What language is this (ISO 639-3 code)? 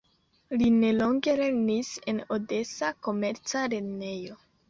epo